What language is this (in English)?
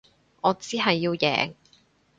Cantonese